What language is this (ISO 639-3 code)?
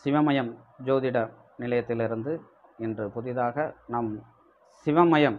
ind